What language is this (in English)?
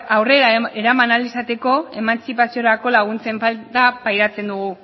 Basque